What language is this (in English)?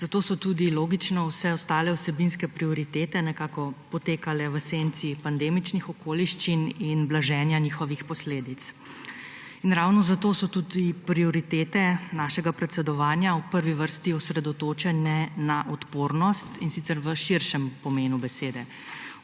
Slovenian